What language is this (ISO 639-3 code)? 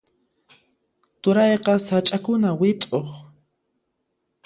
qxp